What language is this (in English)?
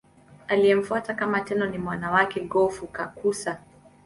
Swahili